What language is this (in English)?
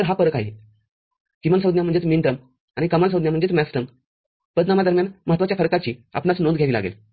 Marathi